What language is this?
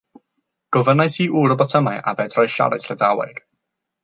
Welsh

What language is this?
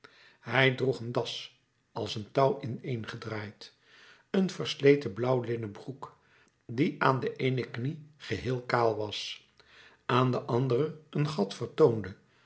Dutch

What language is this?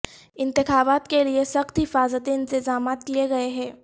Urdu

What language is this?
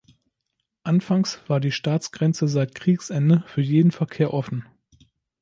German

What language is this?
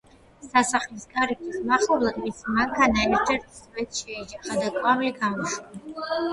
Georgian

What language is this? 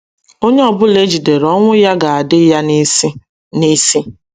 Igbo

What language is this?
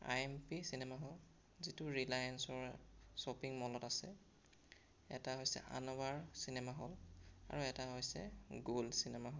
Assamese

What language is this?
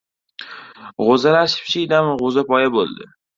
Uzbek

